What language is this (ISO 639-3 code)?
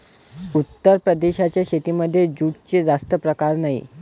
mar